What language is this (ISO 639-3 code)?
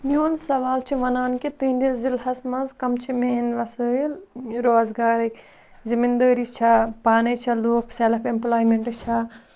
kas